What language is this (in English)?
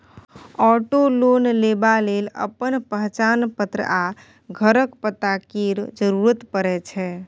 Maithili